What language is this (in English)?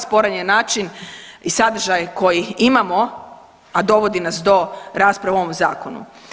Croatian